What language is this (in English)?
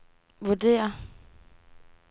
Danish